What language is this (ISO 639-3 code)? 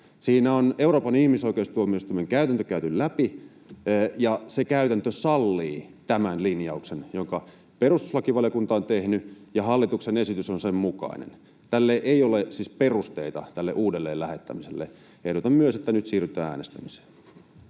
fin